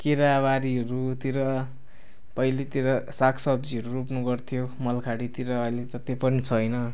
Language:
Nepali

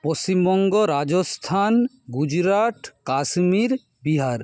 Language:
Bangla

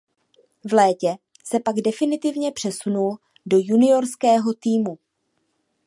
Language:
Czech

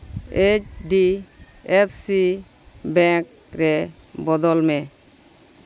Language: Santali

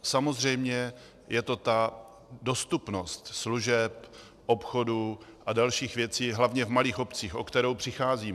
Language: Czech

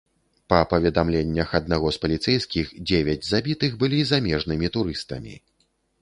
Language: Belarusian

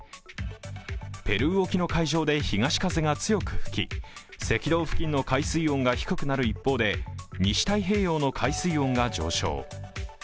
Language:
Japanese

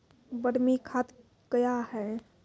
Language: Maithili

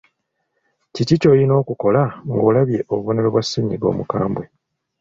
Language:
Ganda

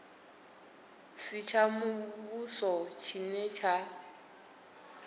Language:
Venda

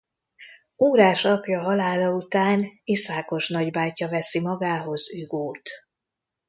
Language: Hungarian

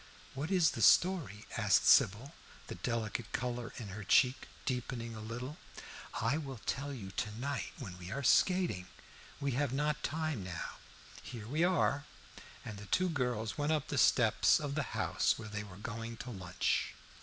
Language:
English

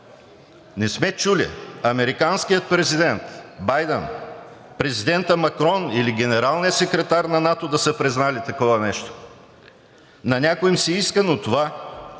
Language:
Bulgarian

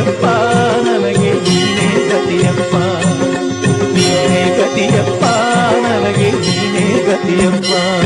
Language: Kannada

